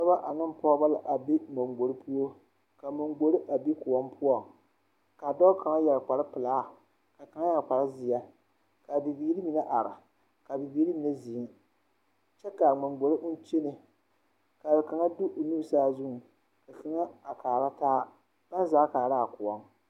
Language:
Southern Dagaare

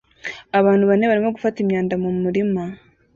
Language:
Kinyarwanda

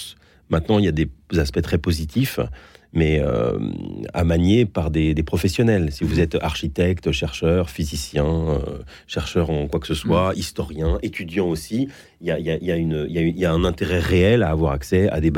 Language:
French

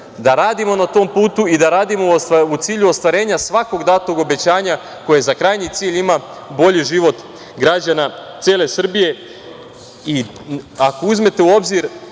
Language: Serbian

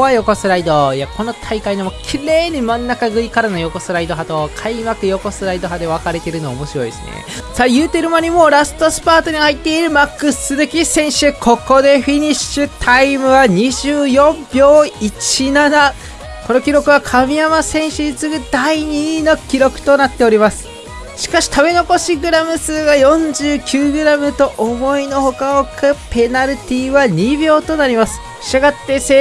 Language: Japanese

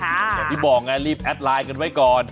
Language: Thai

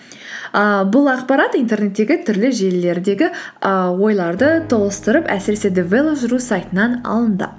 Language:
Kazakh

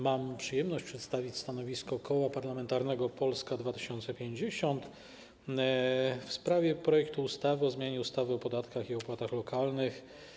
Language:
Polish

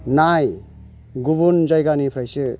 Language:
Bodo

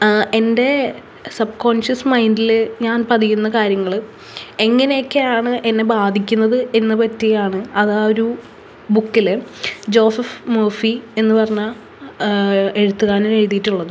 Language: Malayalam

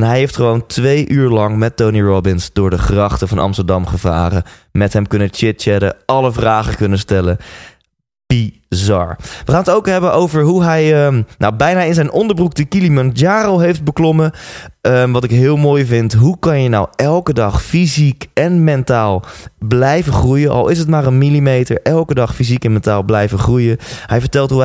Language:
Dutch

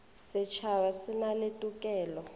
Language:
Northern Sotho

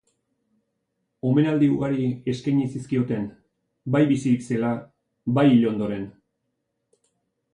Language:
Basque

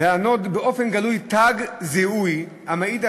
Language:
Hebrew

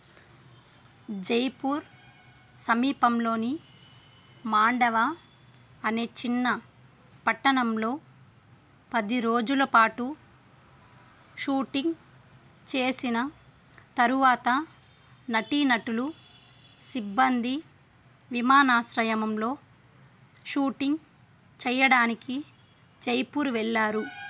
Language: Telugu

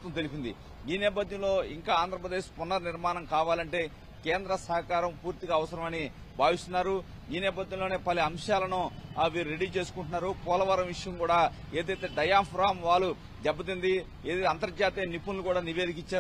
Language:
Telugu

